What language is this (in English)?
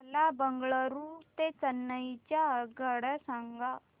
Marathi